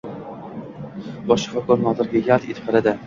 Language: Uzbek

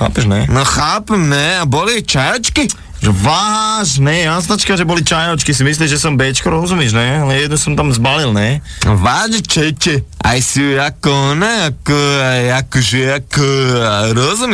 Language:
Slovak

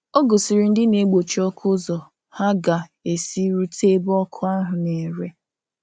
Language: Igbo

